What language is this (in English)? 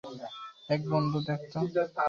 Bangla